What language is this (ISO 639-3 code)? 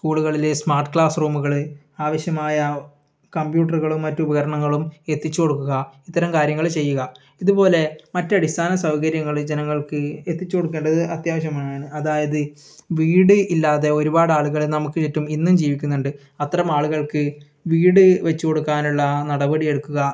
mal